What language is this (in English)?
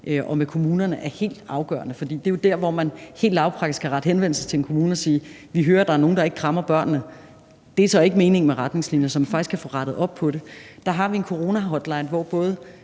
Danish